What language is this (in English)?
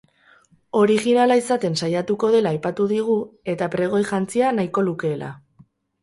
Basque